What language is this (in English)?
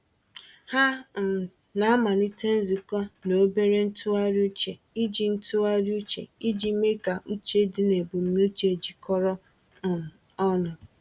Igbo